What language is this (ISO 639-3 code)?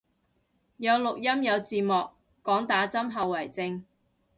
yue